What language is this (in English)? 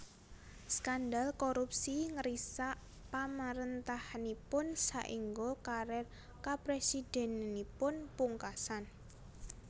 Javanese